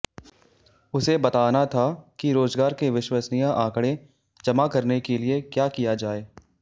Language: Hindi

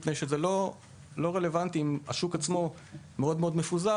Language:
Hebrew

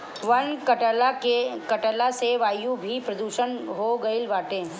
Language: Bhojpuri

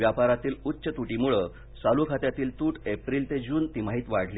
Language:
Marathi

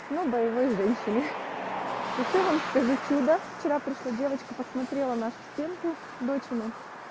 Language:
Russian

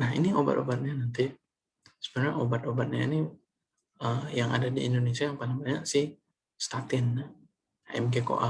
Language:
Indonesian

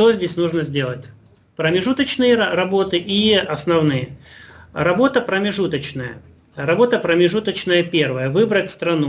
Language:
Russian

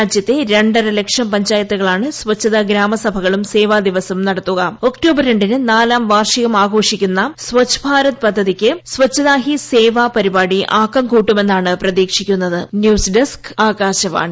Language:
Malayalam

